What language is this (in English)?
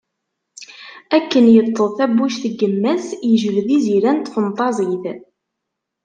Kabyle